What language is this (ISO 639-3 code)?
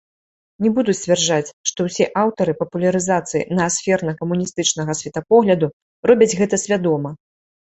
bel